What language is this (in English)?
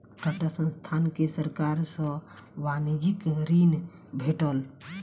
Maithili